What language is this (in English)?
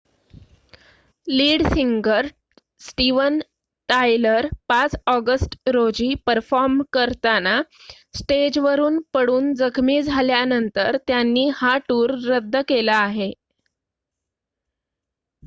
Marathi